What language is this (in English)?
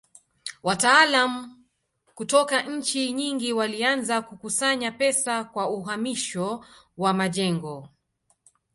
Swahili